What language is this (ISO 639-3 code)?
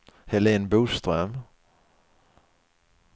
swe